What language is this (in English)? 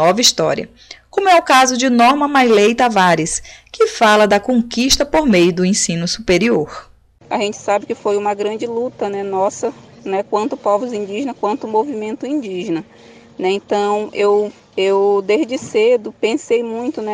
Portuguese